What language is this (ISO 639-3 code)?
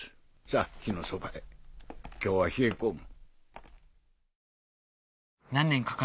jpn